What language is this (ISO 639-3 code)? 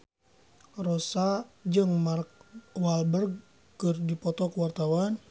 sun